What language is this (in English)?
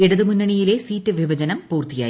Malayalam